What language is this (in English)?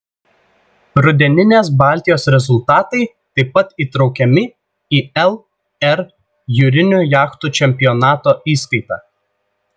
Lithuanian